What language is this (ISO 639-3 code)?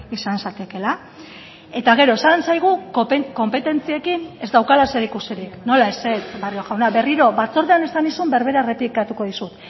eus